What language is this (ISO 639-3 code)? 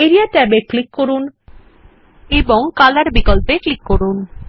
ben